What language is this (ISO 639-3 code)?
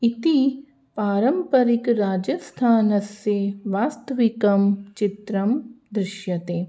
san